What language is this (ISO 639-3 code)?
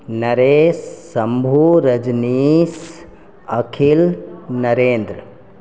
mai